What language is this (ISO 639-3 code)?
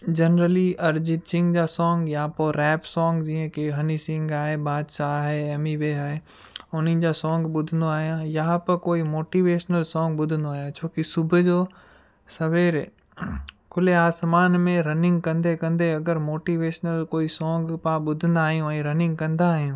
snd